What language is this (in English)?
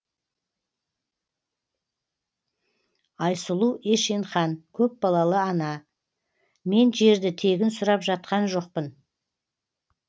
Kazakh